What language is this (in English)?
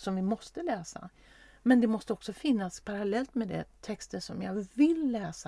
Swedish